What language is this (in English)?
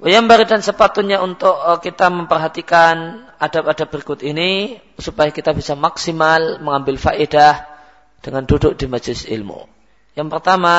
Malay